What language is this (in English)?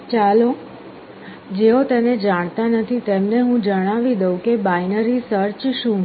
Gujarati